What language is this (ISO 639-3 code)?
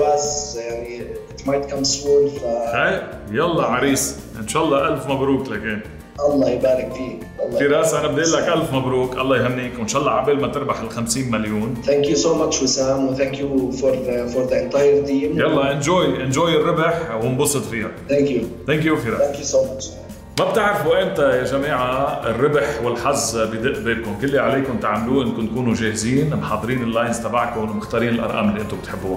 ara